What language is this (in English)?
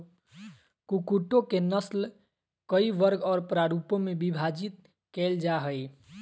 Magahi